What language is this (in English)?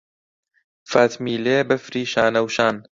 Central Kurdish